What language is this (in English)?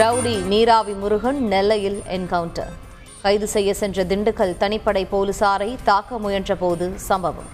Tamil